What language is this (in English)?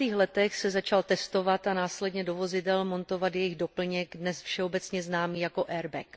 Czech